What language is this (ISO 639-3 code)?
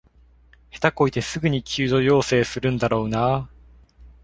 jpn